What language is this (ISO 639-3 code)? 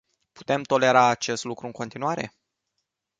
ron